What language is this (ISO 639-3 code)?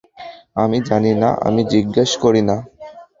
ben